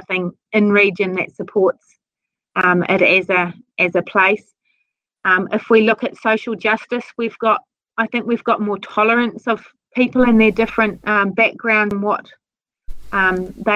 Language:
English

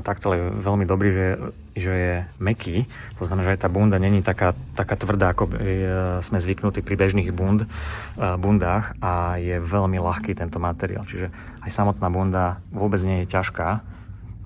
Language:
Slovak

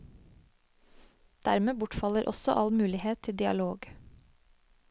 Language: Norwegian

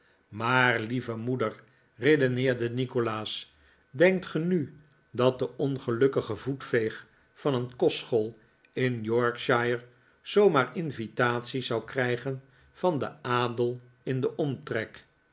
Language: Dutch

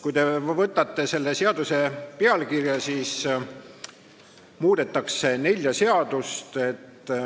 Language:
Estonian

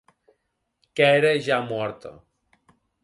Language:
Occitan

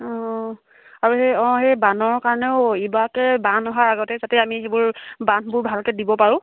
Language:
Assamese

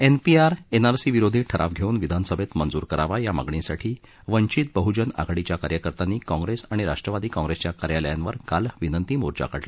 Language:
Marathi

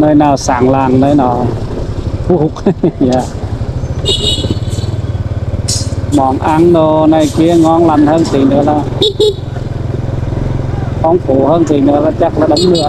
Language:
Vietnamese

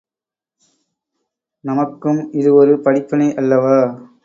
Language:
Tamil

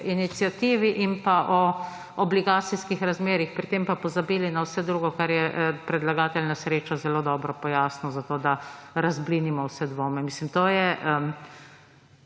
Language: Slovenian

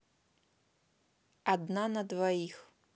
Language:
Russian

